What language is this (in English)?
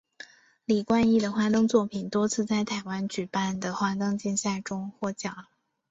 Chinese